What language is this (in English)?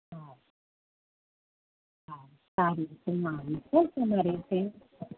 Gujarati